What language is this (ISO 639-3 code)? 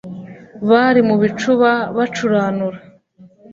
kin